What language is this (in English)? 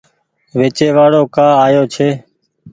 Goaria